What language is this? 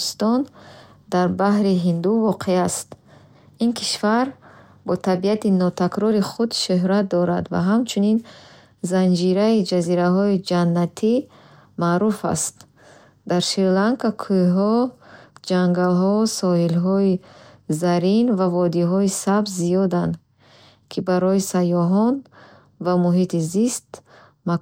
Bukharic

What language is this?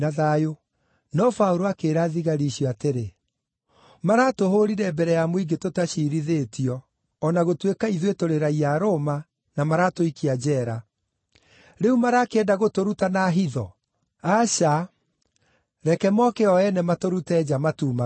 Kikuyu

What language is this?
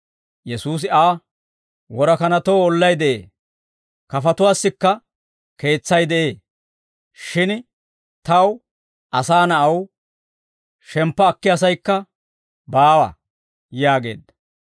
Dawro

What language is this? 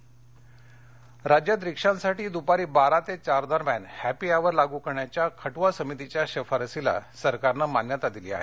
Marathi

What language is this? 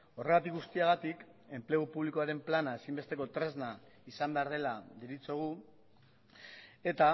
Basque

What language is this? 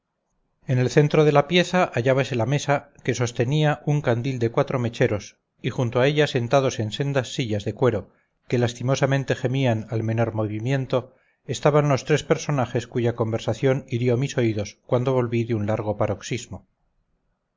Spanish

